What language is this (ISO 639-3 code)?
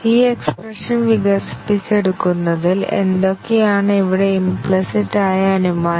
mal